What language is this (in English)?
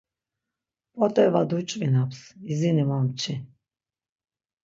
Laz